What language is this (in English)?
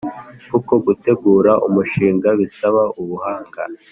Kinyarwanda